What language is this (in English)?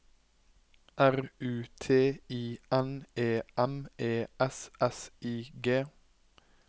Norwegian